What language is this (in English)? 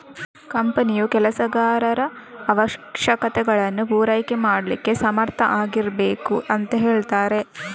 Kannada